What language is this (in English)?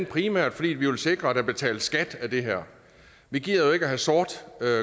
Danish